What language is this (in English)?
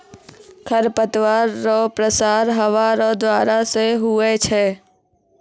Maithili